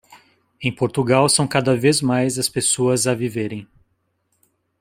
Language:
Portuguese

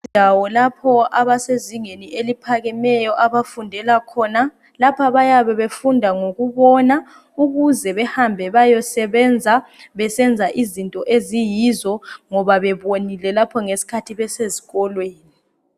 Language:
North Ndebele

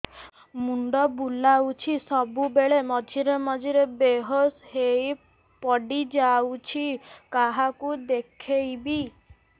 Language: Odia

